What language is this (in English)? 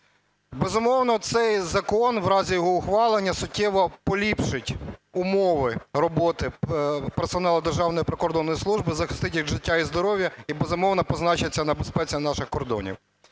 Ukrainian